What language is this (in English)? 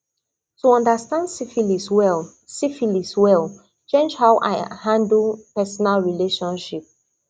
Nigerian Pidgin